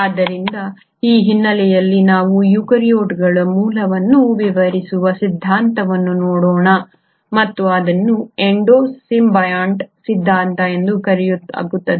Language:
Kannada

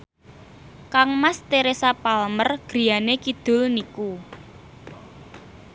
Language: Javanese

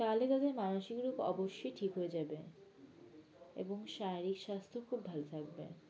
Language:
Bangla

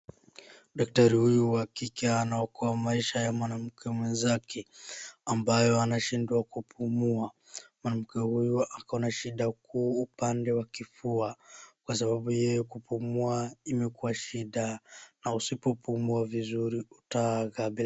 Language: Swahili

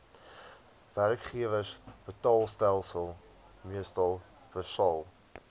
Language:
Afrikaans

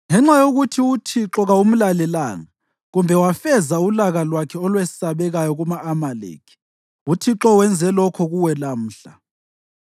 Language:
North Ndebele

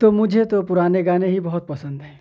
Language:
Urdu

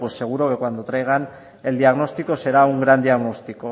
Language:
Spanish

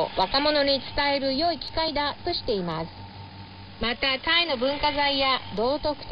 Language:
Japanese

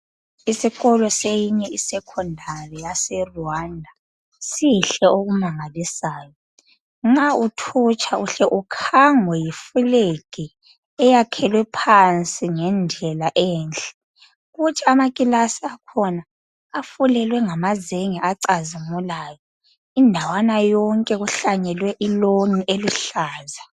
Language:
North Ndebele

